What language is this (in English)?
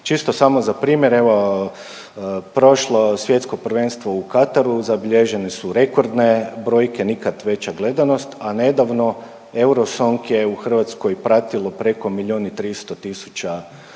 Croatian